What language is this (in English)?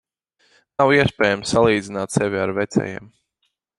Latvian